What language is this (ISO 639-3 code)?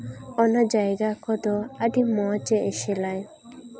sat